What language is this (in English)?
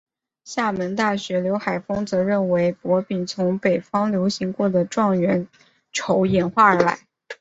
Chinese